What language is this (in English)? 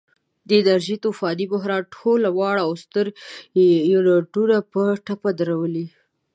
Pashto